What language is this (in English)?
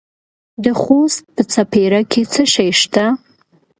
Pashto